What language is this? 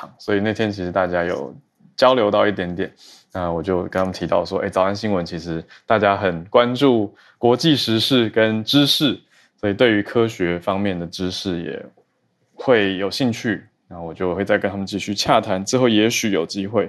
Chinese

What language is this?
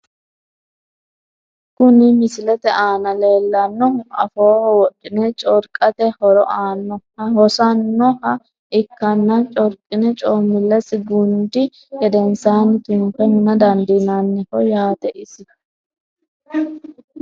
Sidamo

